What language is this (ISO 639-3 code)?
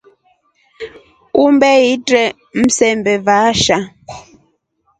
rof